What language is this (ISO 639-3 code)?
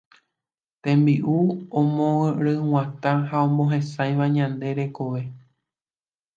grn